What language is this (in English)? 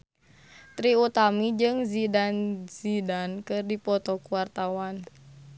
Sundanese